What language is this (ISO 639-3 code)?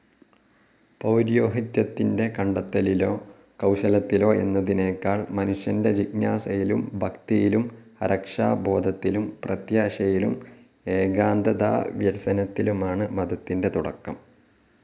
mal